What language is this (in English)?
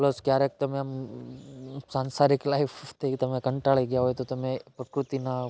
Gujarati